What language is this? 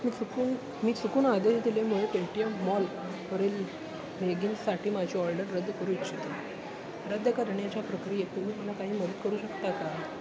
Marathi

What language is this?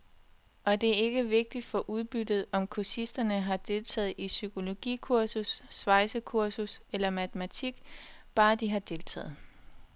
Danish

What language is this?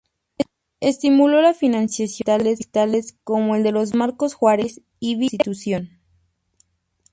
Spanish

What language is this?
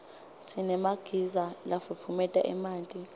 Swati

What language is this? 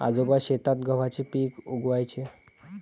Marathi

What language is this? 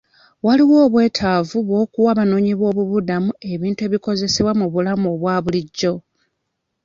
Ganda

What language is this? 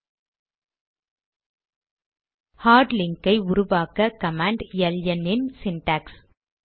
Tamil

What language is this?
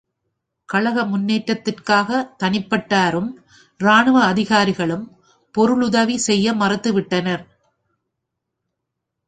Tamil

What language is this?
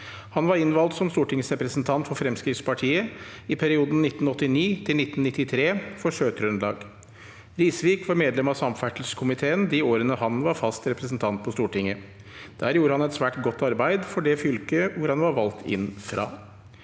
Norwegian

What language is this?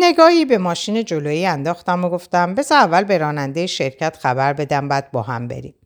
Persian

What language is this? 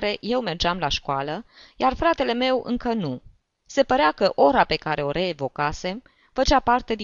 Romanian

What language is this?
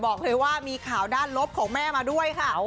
Thai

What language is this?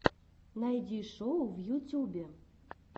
Russian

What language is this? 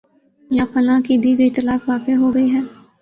Urdu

